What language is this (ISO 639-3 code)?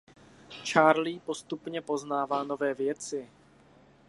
ces